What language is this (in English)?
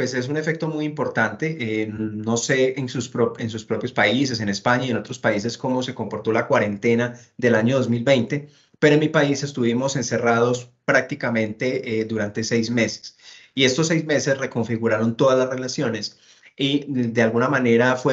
Spanish